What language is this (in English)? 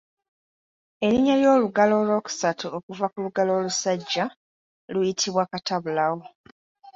Ganda